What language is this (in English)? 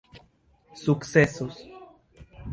Esperanto